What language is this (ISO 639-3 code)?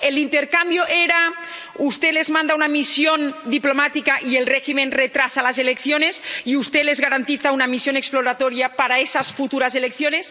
spa